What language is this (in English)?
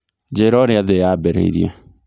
Kikuyu